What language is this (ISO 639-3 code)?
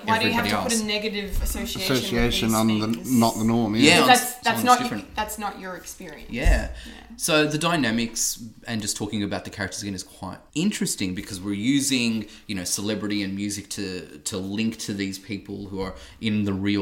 eng